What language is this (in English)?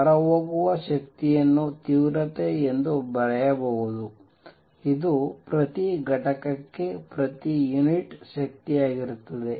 Kannada